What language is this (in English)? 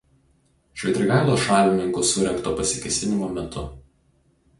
Lithuanian